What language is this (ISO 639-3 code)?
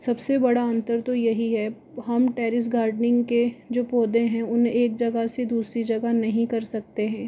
hin